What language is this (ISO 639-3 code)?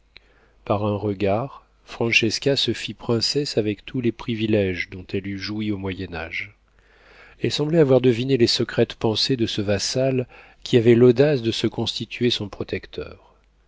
fra